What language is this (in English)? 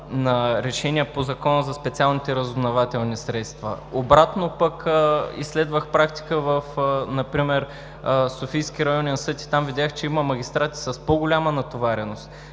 Bulgarian